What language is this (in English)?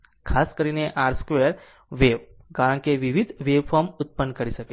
Gujarati